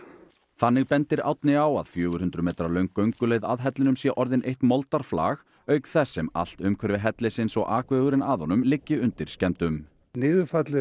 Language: Icelandic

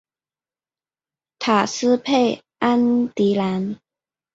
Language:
Chinese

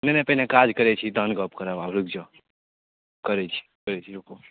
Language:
Maithili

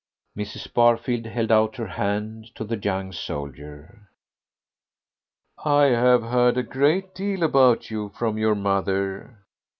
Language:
English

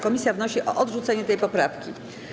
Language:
Polish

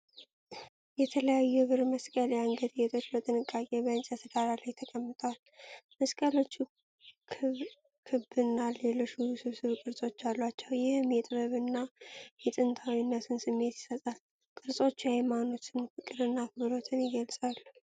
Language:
Amharic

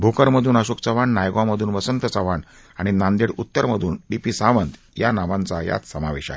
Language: Marathi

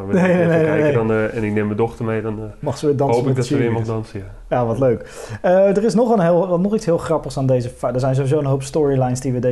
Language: Dutch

